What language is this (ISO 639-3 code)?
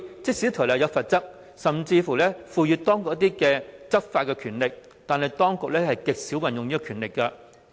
yue